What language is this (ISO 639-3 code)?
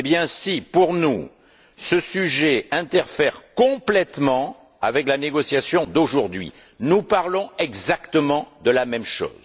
fra